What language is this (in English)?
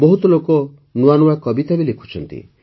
Odia